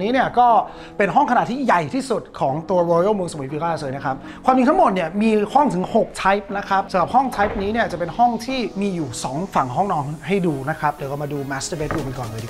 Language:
Thai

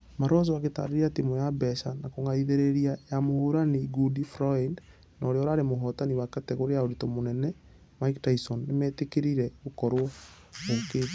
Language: Kikuyu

